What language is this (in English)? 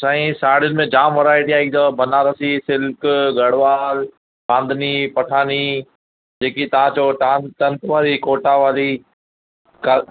Sindhi